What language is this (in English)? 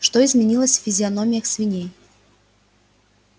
Russian